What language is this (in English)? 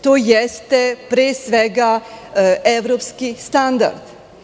Serbian